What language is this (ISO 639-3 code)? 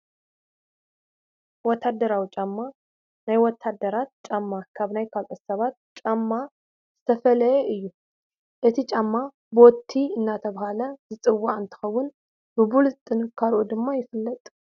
tir